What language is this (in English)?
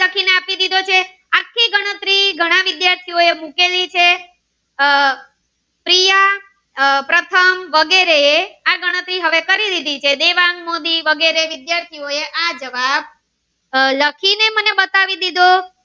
Gujarati